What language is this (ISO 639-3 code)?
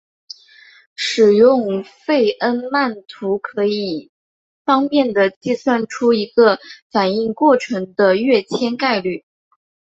zho